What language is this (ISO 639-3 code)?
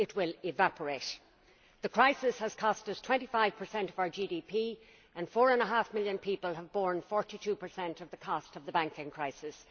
eng